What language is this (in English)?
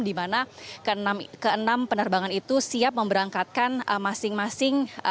Indonesian